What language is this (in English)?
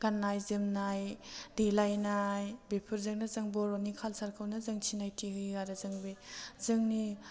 Bodo